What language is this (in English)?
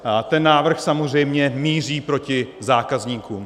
Czech